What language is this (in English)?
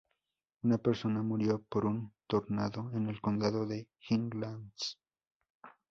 Spanish